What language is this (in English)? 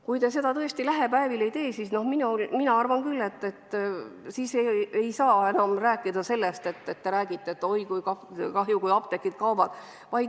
Estonian